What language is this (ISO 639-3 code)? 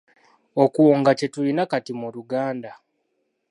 lug